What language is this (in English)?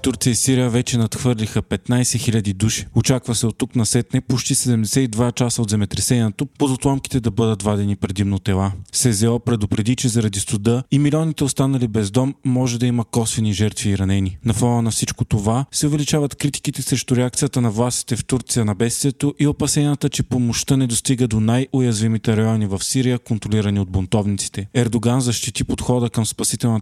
Bulgarian